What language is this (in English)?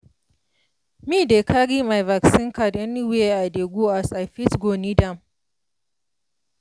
Nigerian Pidgin